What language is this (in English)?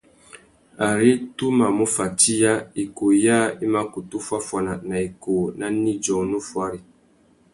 Tuki